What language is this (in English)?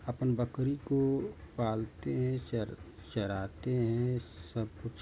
Hindi